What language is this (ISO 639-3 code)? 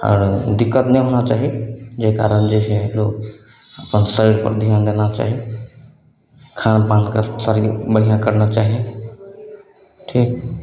mai